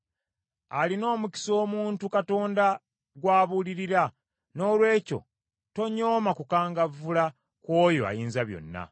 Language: Ganda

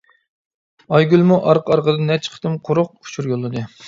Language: Uyghur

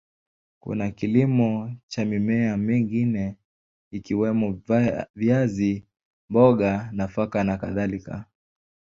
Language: Swahili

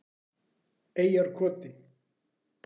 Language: Icelandic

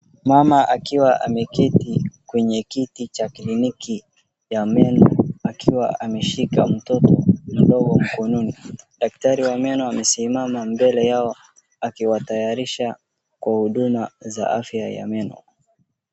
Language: Swahili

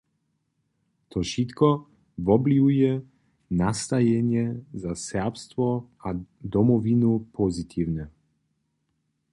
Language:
Upper Sorbian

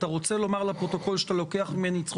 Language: Hebrew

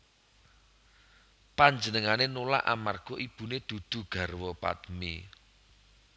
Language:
Javanese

